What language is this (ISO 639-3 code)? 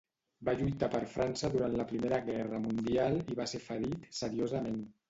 cat